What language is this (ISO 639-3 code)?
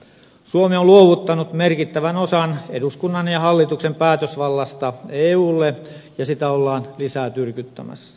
fin